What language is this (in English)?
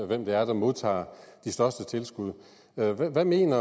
Danish